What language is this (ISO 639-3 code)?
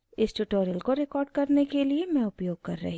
hin